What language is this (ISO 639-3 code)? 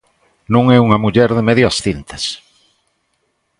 glg